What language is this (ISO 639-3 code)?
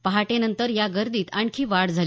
mar